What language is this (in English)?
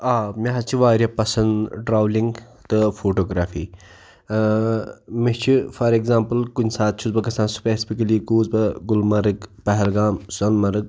Kashmiri